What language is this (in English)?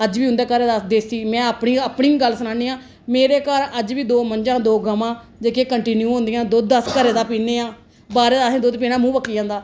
Dogri